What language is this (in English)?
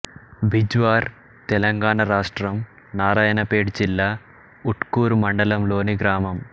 Telugu